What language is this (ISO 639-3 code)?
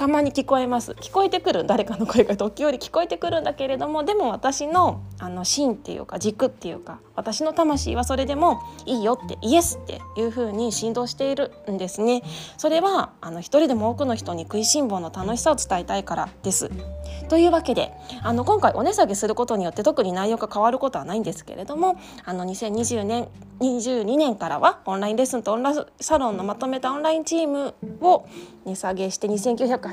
jpn